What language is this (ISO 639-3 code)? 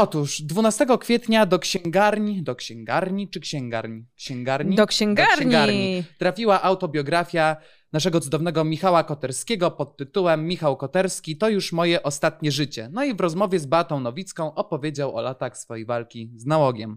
pol